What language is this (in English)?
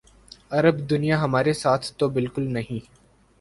Urdu